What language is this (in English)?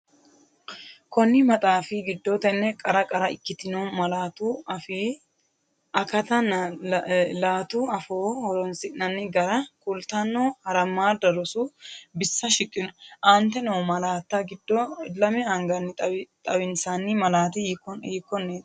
Sidamo